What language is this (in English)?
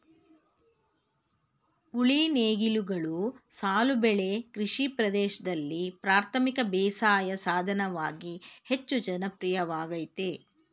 Kannada